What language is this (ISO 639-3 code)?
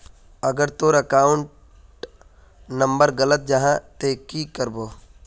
mag